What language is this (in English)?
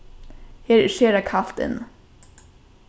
Faroese